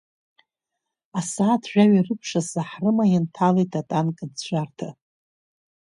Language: Abkhazian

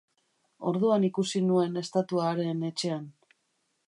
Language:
Basque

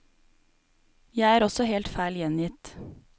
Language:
Norwegian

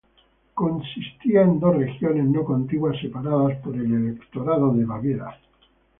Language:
Spanish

